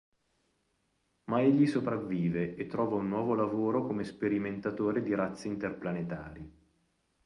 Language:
Italian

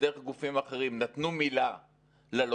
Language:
Hebrew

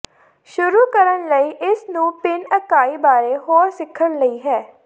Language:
Punjabi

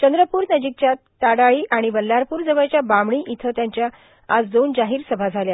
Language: Marathi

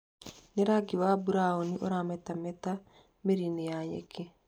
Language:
Kikuyu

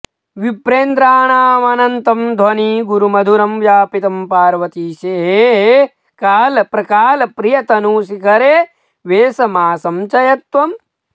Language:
Sanskrit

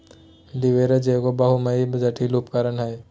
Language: Magahi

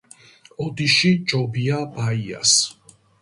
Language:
Georgian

